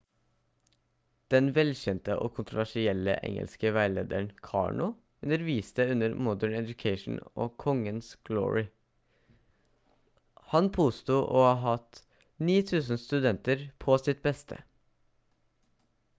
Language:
Norwegian Bokmål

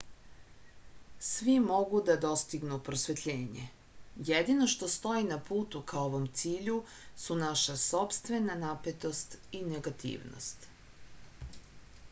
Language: Serbian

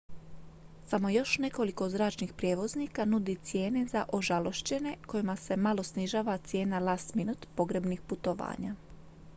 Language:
Croatian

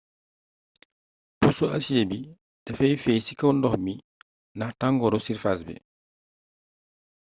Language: Wolof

